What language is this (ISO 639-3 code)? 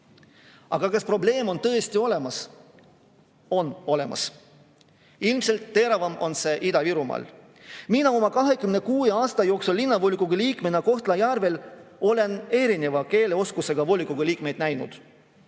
est